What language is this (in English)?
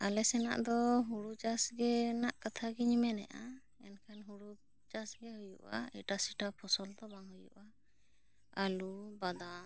Santali